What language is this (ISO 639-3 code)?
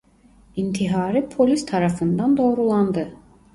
tur